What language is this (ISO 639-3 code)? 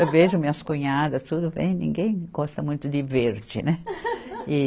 por